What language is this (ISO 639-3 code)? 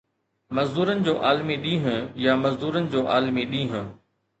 snd